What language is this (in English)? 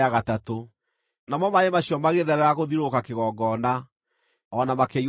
Kikuyu